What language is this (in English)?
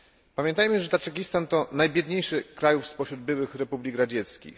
Polish